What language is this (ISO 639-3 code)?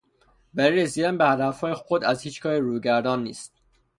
fas